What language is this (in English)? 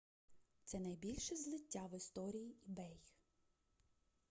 Ukrainian